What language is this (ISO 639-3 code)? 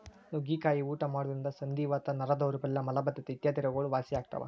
kan